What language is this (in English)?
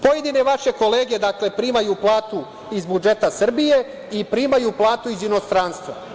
Serbian